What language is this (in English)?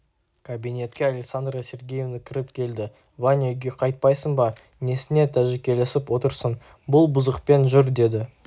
Kazakh